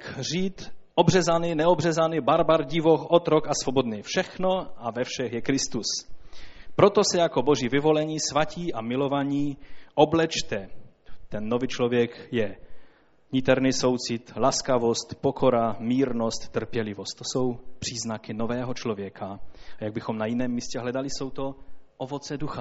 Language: Czech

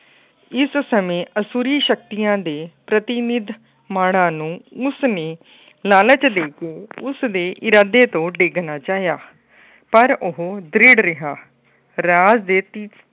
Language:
Punjabi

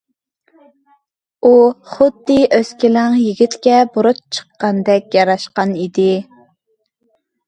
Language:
Uyghur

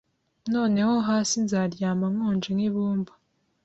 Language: Kinyarwanda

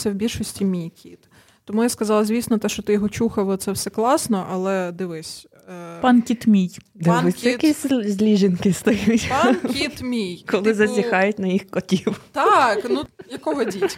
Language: Ukrainian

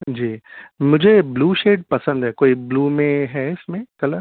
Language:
Urdu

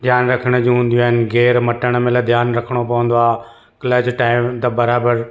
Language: Sindhi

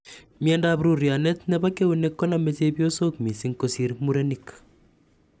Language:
Kalenjin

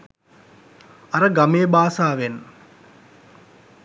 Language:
Sinhala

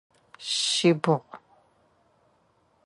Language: Adyghe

